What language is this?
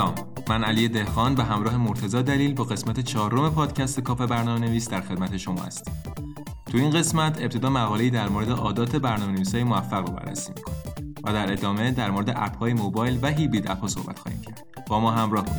Persian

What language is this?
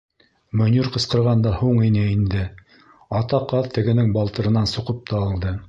Bashkir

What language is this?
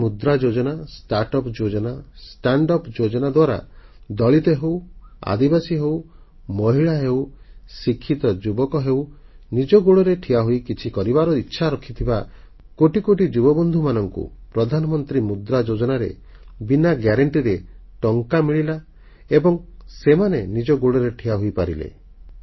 Odia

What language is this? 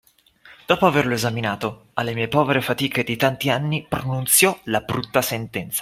Italian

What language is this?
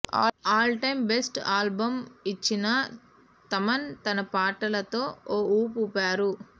Telugu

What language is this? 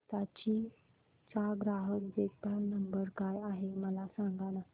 Marathi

